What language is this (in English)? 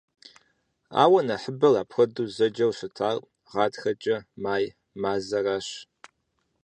Kabardian